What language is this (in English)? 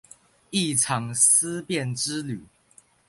Chinese